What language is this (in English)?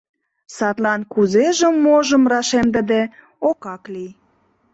Mari